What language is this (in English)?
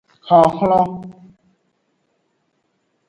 Aja (Benin)